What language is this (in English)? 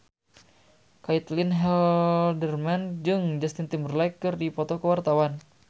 Sundanese